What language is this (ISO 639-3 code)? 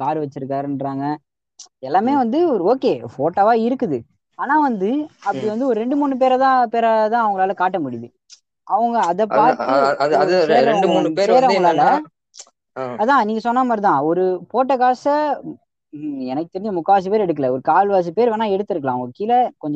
tam